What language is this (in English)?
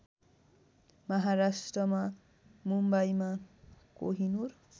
Nepali